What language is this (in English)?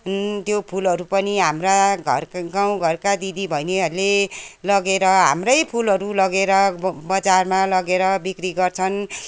Nepali